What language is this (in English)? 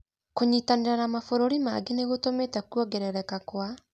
Kikuyu